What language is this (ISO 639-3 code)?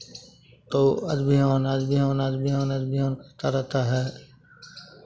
hin